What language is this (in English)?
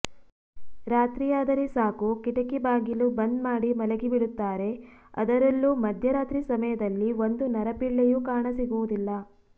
Kannada